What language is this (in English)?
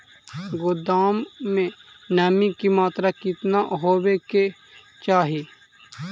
Magahi